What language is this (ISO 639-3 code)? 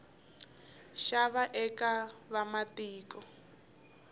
tso